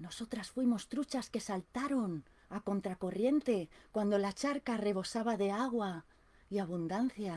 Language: Spanish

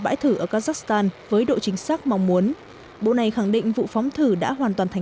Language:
Vietnamese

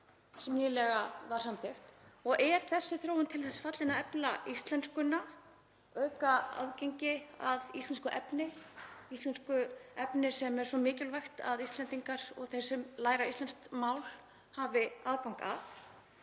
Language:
Icelandic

